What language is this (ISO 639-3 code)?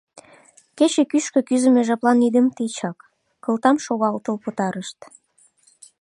chm